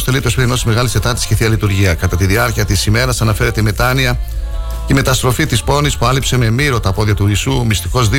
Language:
Greek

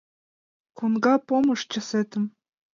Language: Mari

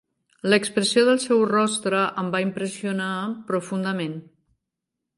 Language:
Catalan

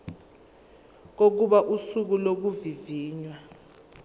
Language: Zulu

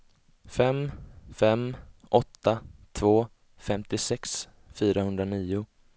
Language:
Swedish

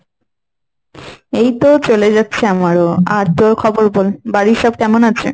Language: Bangla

